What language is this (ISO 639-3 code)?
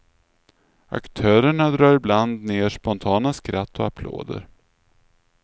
swe